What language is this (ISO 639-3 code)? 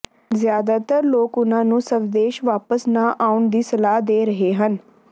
pan